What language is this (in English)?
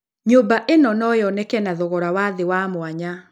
Kikuyu